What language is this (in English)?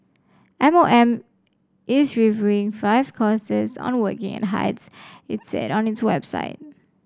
English